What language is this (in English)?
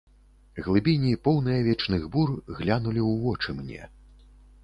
Belarusian